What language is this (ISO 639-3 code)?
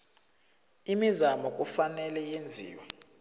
nbl